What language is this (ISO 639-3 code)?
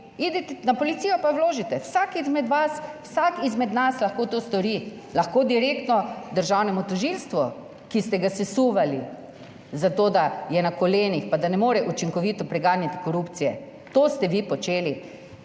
slv